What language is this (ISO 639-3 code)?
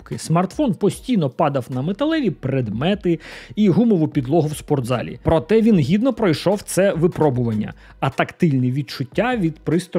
ukr